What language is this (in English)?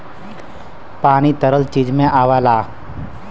Bhojpuri